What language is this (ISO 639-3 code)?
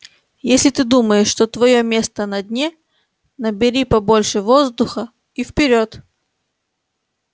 rus